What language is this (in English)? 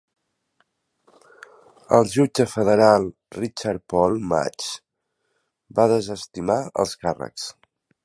Catalan